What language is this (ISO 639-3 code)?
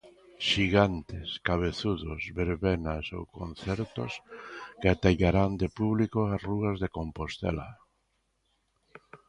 glg